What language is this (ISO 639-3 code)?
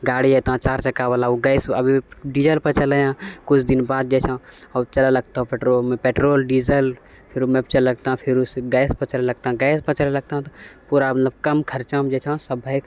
mai